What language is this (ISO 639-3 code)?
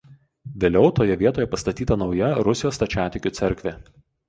lit